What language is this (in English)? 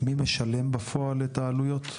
Hebrew